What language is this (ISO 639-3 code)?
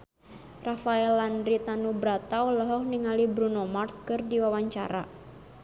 sun